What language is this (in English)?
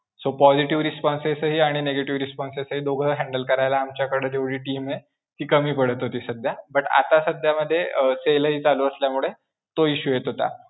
Marathi